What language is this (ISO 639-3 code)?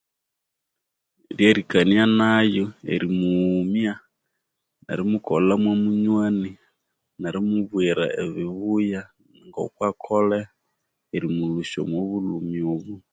koo